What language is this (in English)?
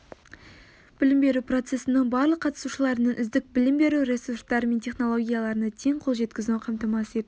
Kazakh